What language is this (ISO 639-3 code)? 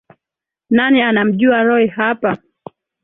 swa